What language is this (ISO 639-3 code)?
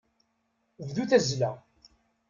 kab